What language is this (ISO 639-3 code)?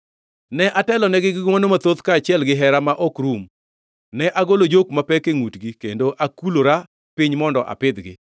luo